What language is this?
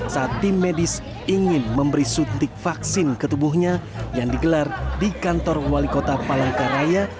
Indonesian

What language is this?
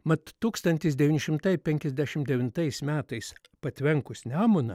Lithuanian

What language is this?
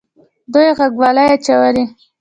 Pashto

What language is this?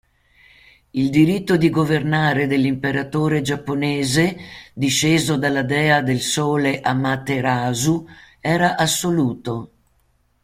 Italian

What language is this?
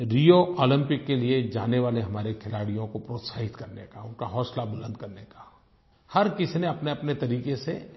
Hindi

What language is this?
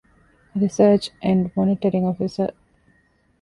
Divehi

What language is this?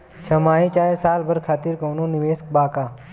Bhojpuri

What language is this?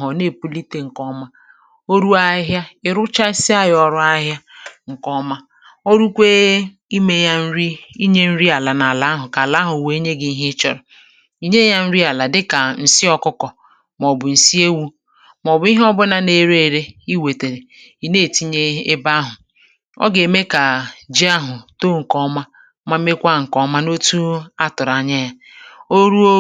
Igbo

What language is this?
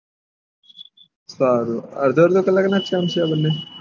Gujarati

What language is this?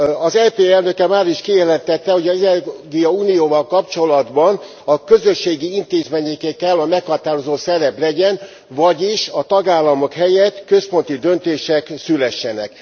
Hungarian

